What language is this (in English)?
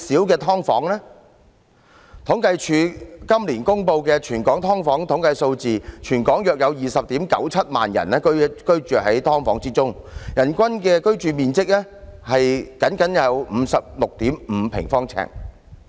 Cantonese